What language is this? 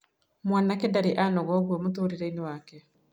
Kikuyu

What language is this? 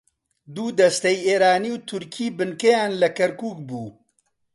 Central Kurdish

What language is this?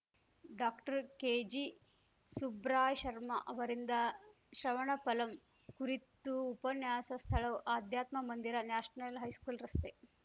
Kannada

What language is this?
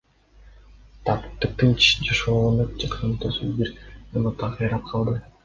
Kyrgyz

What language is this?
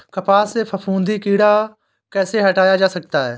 Hindi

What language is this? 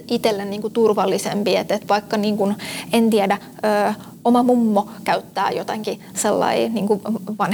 Finnish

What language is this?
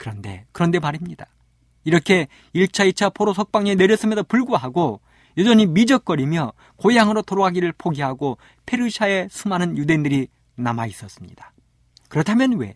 Korean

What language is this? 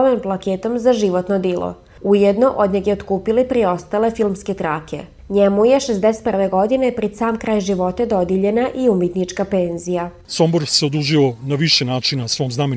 Croatian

